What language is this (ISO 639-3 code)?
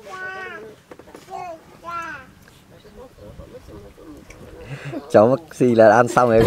vie